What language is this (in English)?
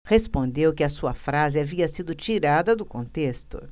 Portuguese